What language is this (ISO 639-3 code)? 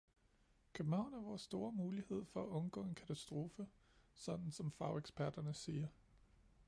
dan